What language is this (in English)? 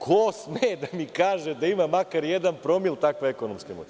Serbian